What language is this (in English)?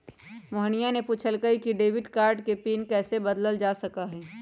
Magahi